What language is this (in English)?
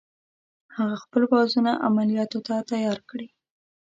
Pashto